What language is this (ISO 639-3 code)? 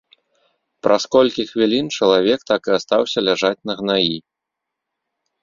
bel